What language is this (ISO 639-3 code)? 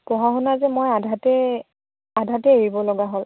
asm